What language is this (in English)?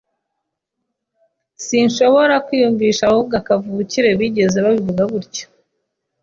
Kinyarwanda